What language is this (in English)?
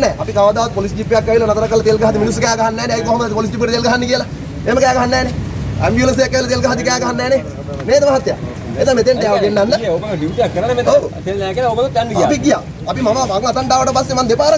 Sinhala